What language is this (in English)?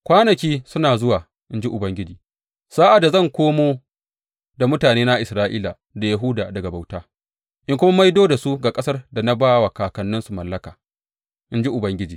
Hausa